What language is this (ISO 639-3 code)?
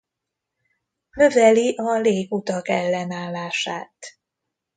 hun